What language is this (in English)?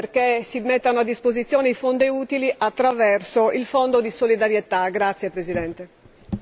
Italian